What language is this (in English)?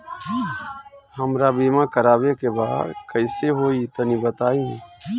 Bhojpuri